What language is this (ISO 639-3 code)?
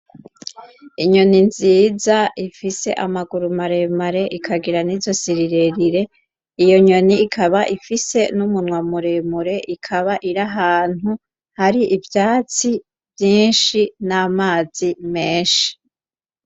run